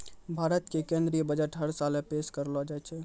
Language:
Maithili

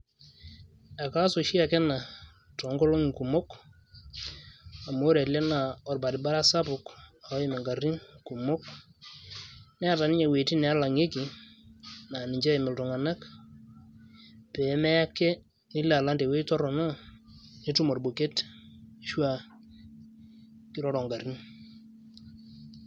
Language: Masai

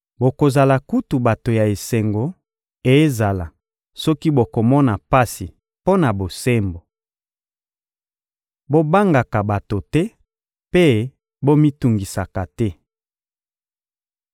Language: Lingala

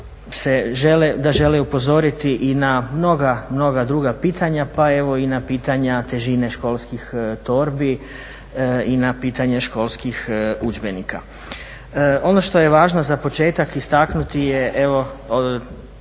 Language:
Croatian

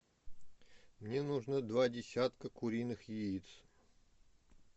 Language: Russian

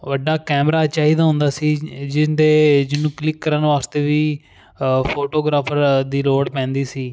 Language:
Punjabi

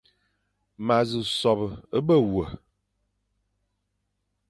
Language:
Fang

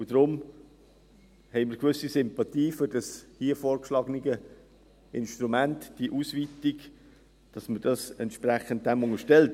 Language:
Swiss German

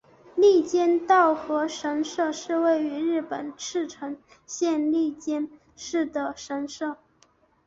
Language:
Chinese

